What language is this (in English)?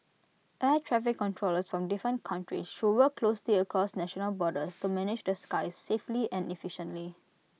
English